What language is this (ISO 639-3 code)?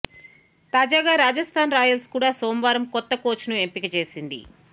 tel